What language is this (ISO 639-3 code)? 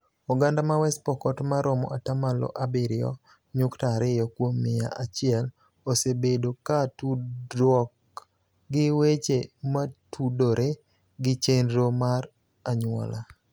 luo